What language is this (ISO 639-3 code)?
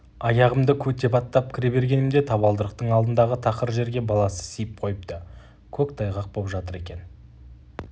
kaz